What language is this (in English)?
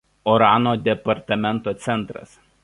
Lithuanian